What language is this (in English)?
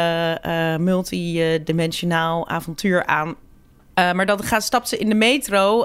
Dutch